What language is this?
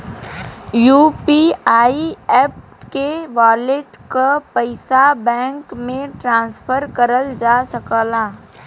Bhojpuri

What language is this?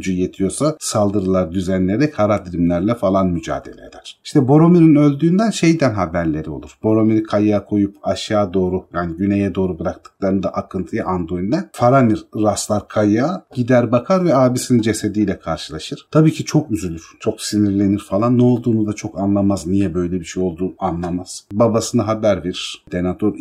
Turkish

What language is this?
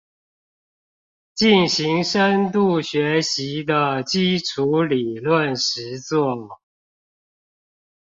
Chinese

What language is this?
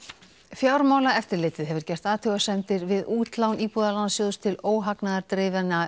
Icelandic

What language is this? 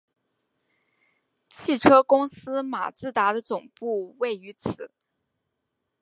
Chinese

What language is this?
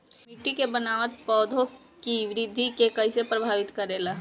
Bhojpuri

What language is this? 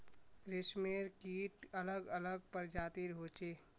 Magahi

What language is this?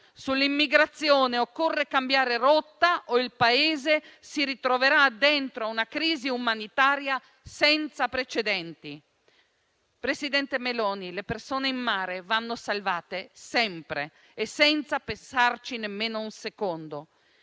Italian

